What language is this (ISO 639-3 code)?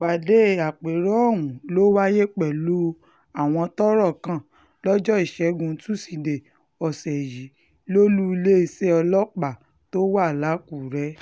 yor